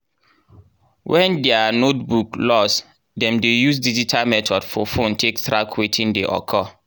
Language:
Nigerian Pidgin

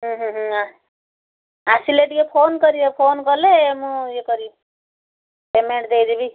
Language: Odia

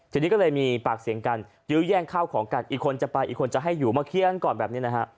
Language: Thai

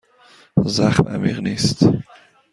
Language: Persian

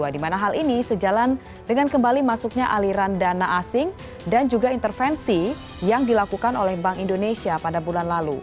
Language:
Indonesian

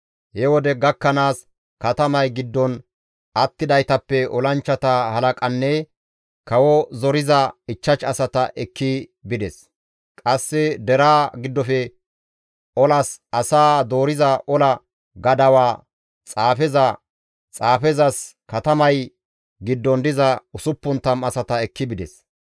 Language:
Gamo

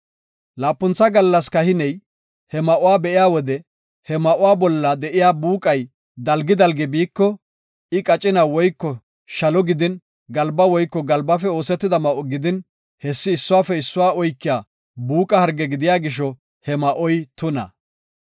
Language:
Gofa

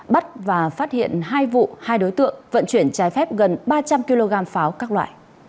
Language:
Vietnamese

